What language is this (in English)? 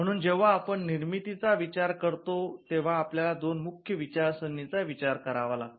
Marathi